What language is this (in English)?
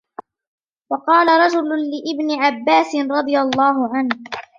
Arabic